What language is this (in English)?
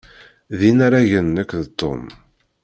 Kabyle